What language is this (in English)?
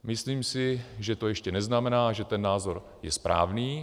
Czech